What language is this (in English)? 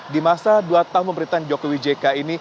Indonesian